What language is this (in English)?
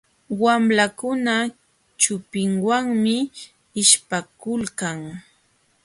Jauja Wanca Quechua